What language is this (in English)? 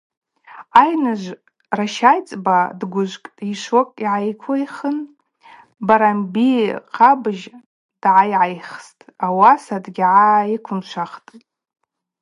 Abaza